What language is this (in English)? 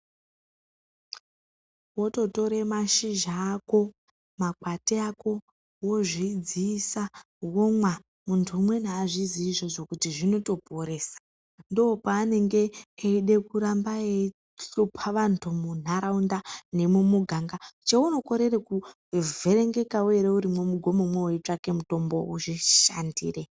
Ndau